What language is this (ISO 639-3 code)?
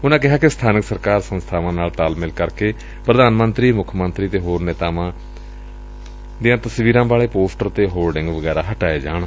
pan